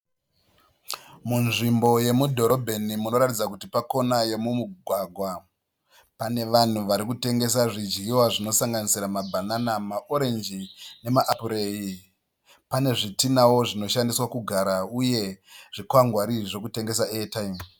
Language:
Shona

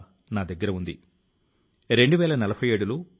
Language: Telugu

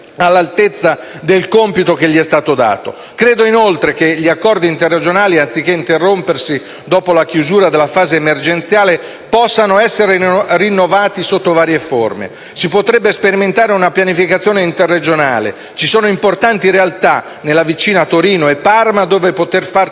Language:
Italian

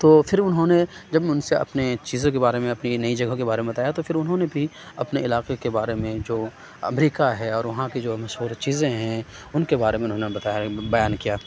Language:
Urdu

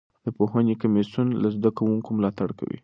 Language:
Pashto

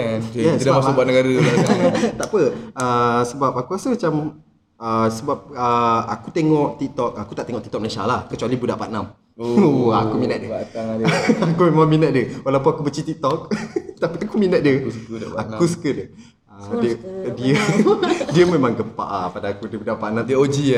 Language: Malay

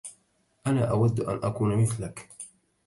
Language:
Arabic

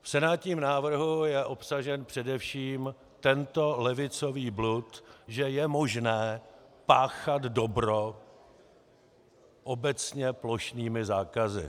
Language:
Czech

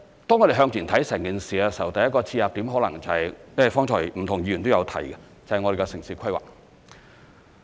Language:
Cantonese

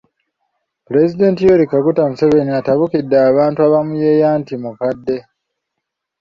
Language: Ganda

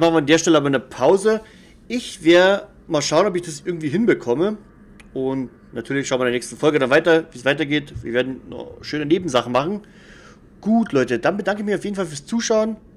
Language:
German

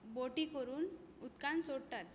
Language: Konkani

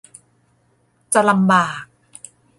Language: Thai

